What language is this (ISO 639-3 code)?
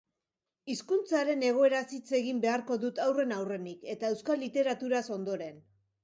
eus